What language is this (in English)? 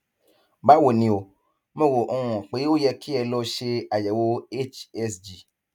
Yoruba